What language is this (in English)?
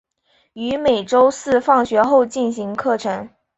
Chinese